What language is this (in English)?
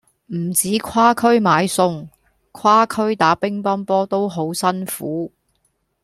Cantonese